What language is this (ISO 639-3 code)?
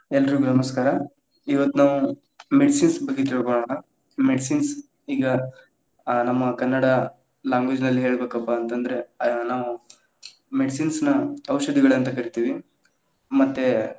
kan